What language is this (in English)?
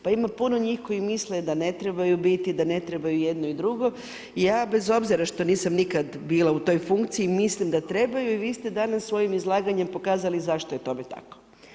Croatian